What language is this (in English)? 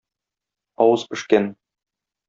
Tatar